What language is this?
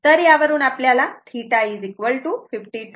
Marathi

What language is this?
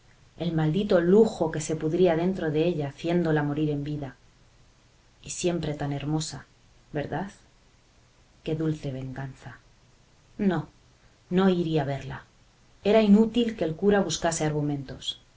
Spanish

